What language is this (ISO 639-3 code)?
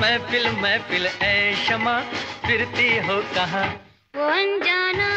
hin